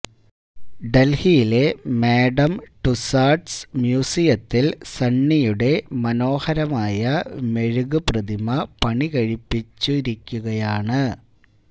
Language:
Malayalam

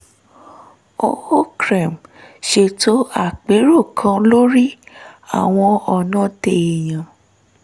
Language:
Yoruba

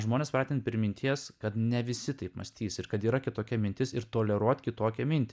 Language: Lithuanian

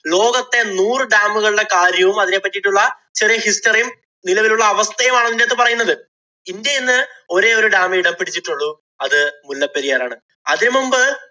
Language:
Malayalam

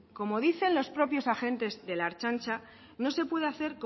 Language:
Spanish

